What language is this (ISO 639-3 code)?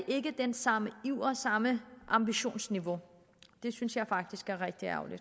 dan